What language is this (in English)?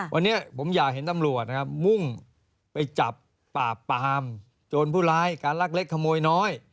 Thai